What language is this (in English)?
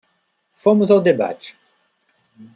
Portuguese